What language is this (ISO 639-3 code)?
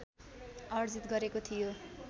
nep